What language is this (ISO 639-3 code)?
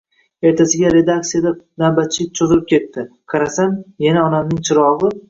uzb